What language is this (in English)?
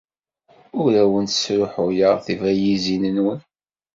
Kabyle